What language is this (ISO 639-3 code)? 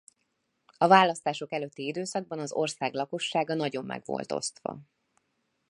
hun